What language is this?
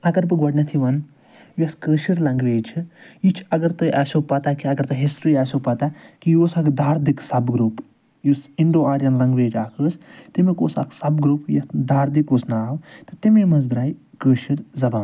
Kashmiri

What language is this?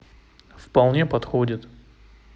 Russian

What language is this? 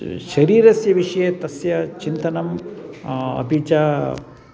Sanskrit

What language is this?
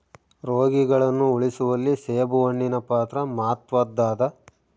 Kannada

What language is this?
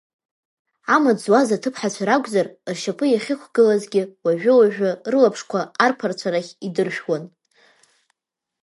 Abkhazian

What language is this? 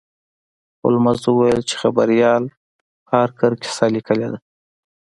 Pashto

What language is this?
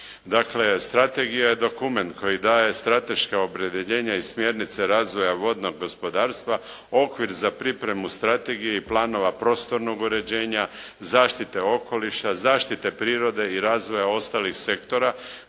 Croatian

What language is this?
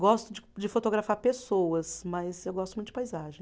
Portuguese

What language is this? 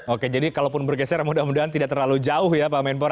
Indonesian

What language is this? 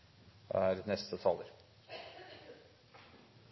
Norwegian Bokmål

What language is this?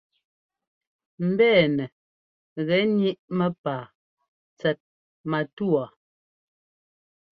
Ngomba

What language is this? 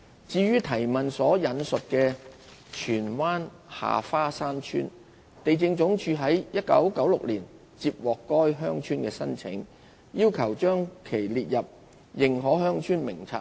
Cantonese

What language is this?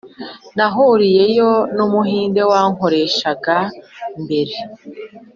Kinyarwanda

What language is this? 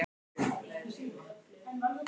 Icelandic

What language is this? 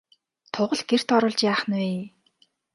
Mongolian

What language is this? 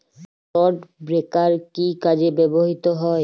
Bangla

